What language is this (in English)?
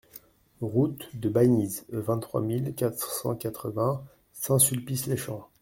French